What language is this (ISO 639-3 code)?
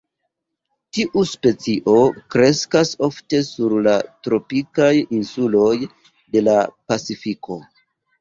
epo